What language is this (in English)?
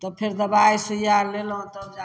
Maithili